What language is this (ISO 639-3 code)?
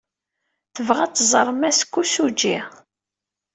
kab